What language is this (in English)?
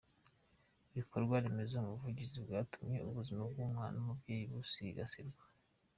Kinyarwanda